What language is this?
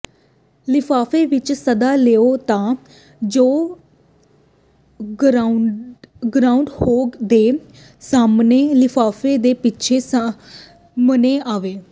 Punjabi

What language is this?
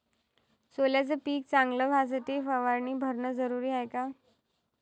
Marathi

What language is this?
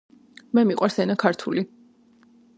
Georgian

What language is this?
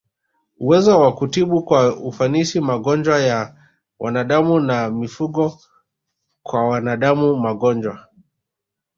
Swahili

